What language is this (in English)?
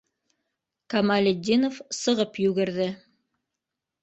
Bashkir